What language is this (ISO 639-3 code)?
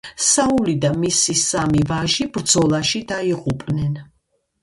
kat